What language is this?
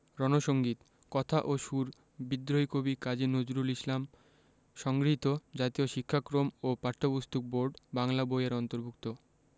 Bangla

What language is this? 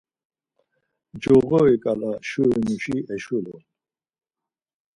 Laz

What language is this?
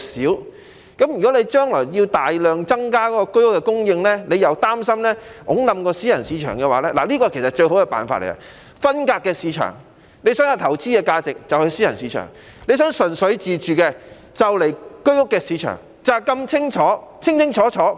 Cantonese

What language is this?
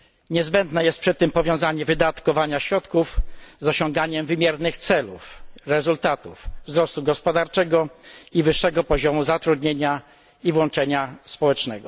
Polish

